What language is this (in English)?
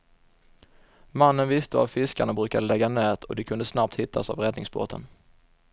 Swedish